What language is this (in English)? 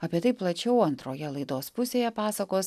Lithuanian